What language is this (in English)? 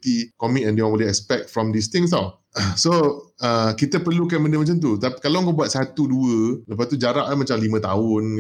Malay